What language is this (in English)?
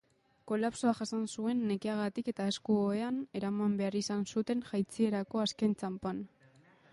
Basque